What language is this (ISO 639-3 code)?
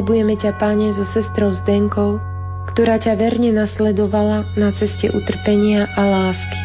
slk